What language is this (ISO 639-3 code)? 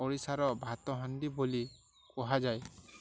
ori